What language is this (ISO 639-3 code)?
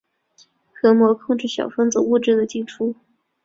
zho